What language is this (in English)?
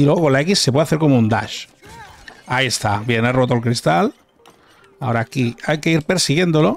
Spanish